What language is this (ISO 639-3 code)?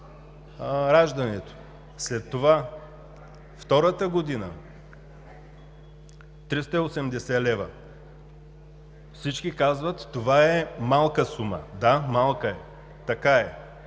bul